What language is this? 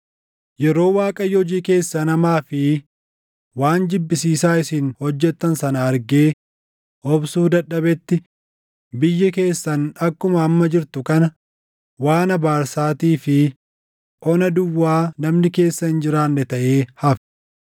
Oromo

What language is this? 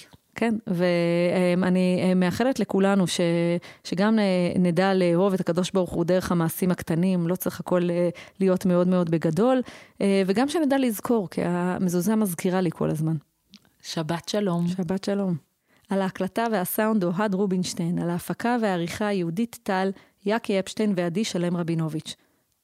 Hebrew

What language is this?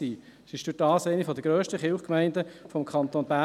Swiss German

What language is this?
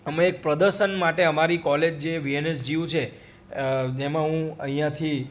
Gujarati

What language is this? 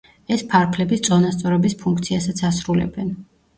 Georgian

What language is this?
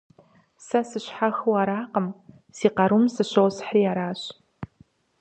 Kabardian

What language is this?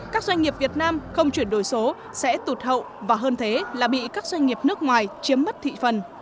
Vietnamese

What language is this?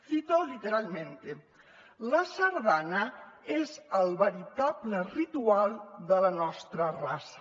Catalan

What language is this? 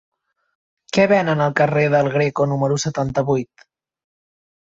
Catalan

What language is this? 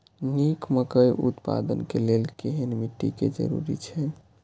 Maithili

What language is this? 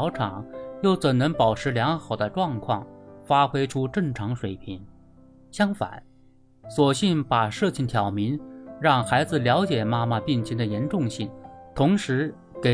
Chinese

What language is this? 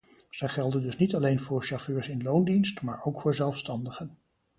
Dutch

